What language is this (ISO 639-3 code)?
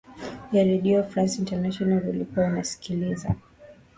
swa